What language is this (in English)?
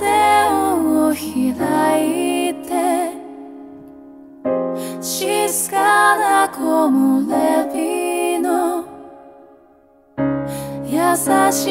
Indonesian